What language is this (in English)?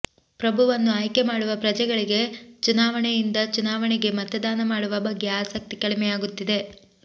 Kannada